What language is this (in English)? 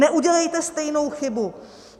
Czech